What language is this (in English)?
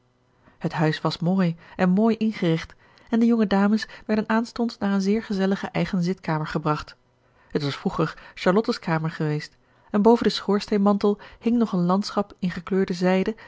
Dutch